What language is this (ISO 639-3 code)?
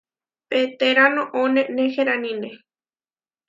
var